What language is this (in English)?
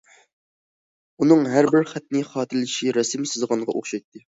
Uyghur